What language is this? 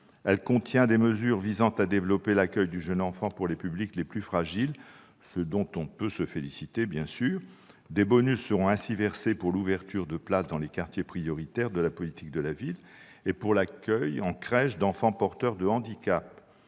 French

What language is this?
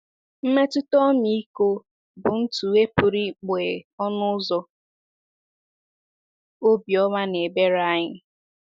Igbo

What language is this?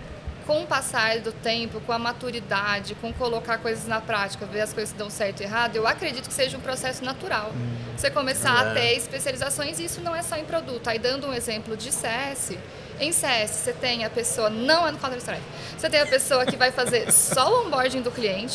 Portuguese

